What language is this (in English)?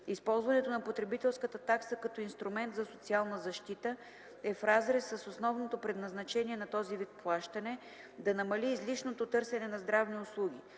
Bulgarian